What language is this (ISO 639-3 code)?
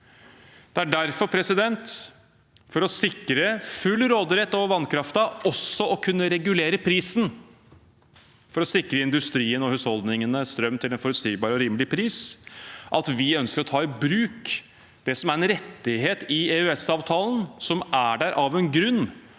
nor